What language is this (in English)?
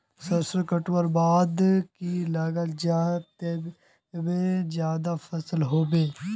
Magahi